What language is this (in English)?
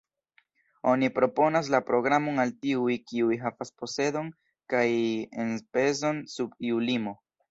Esperanto